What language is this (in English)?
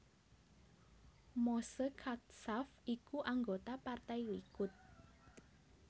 Javanese